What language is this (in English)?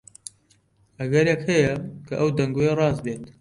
Central Kurdish